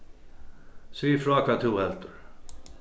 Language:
Faroese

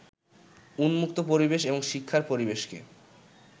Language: Bangla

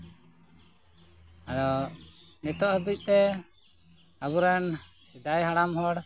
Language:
Santali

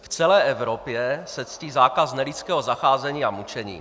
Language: Czech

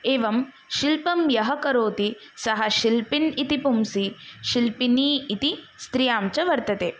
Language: Sanskrit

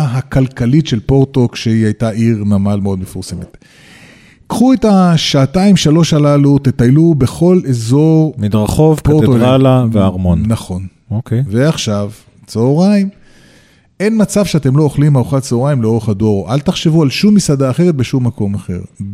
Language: Hebrew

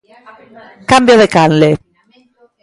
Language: Galician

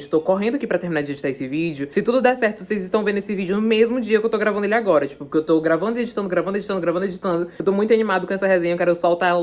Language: Portuguese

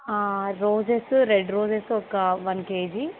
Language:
Telugu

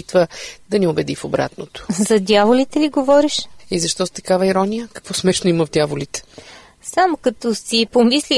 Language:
Bulgarian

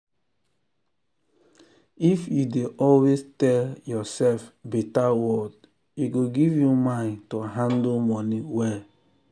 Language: Nigerian Pidgin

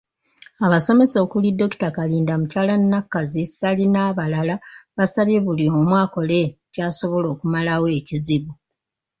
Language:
Ganda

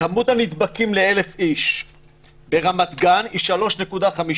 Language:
Hebrew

